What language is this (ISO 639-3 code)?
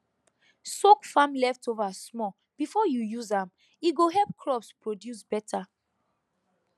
pcm